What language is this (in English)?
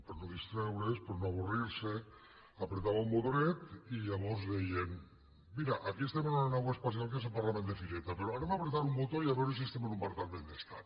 Catalan